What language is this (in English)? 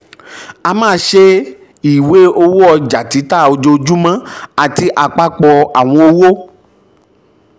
Yoruba